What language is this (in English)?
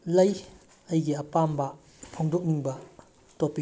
Manipuri